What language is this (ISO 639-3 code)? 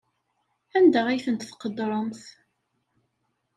kab